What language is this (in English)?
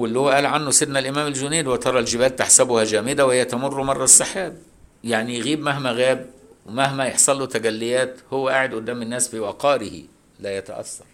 Arabic